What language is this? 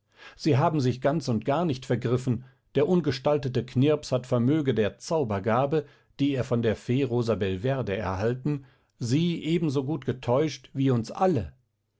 German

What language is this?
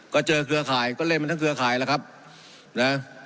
Thai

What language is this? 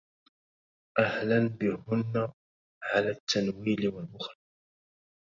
Arabic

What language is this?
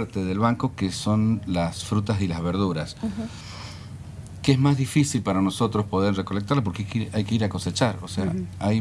Spanish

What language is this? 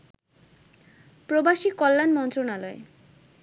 Bangla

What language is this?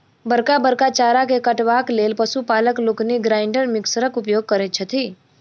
Maithili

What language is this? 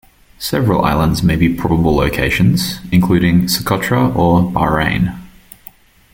English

